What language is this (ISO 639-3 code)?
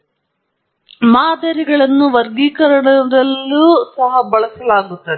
kan